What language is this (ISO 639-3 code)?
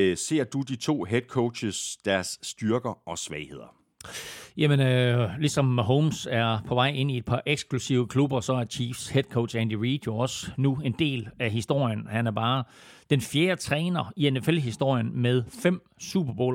dan